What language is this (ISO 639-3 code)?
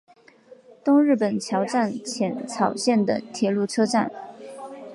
zho